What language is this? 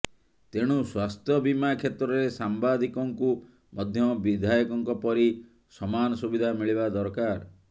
Odia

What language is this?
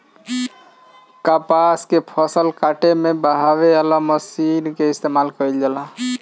Bhojpuri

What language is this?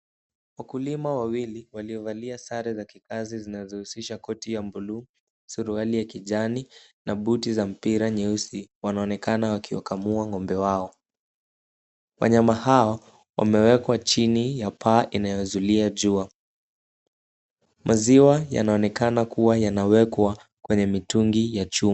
Swahili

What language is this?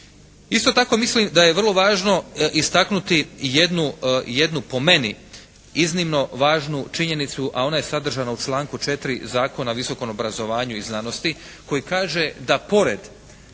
Croatian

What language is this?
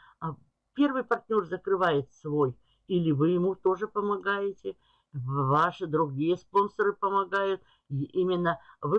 Russian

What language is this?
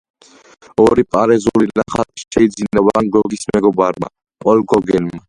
Georgian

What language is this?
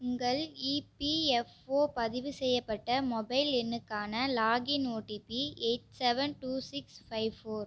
Tamil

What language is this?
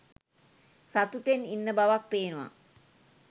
Sinhala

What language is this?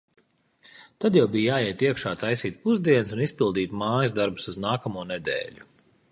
Latvian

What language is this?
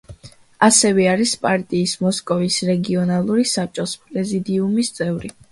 Georgian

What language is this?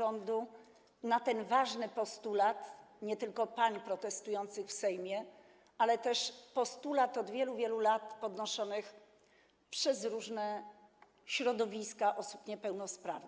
Polish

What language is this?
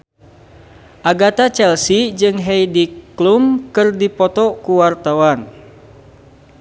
Sundanese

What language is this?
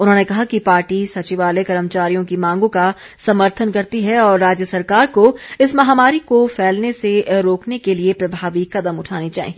Hindi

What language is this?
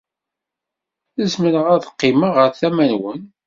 Kabyle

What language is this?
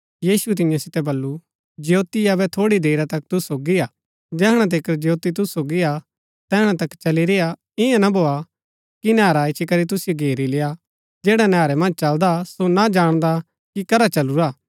Gaddi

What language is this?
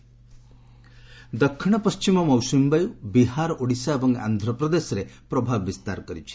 Odia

